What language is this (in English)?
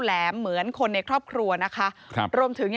Thai